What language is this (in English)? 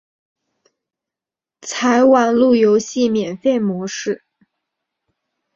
Chinese